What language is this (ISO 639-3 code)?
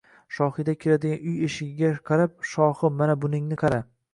uzb